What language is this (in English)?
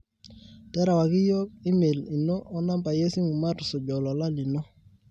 Masai